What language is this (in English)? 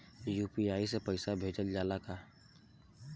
Bhojpuri